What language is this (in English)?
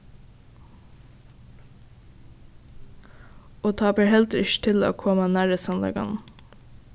Faroese